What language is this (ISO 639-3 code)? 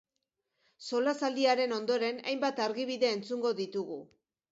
eus